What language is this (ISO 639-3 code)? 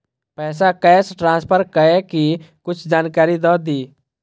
mai